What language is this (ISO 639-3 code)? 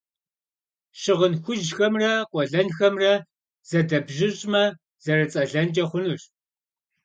kbd